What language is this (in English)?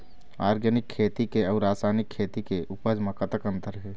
Chhattisgarhi